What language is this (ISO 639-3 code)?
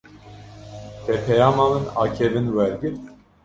kur